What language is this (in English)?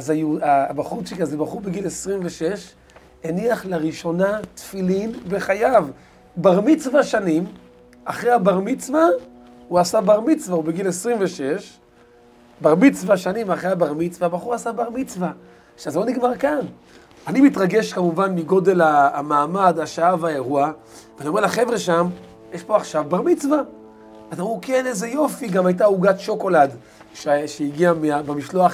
Hebrew